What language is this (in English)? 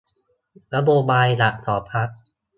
Thai